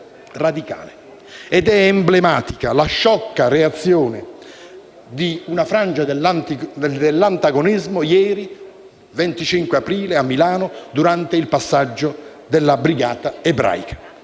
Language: Italian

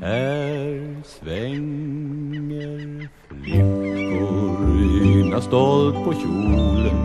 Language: Swedish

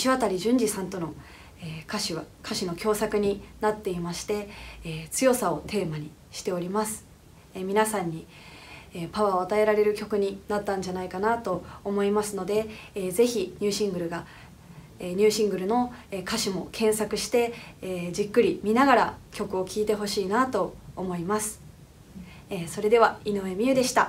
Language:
Japanese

